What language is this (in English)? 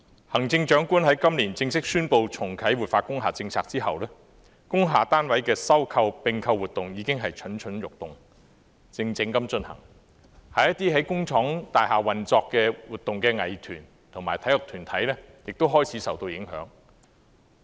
Cantonese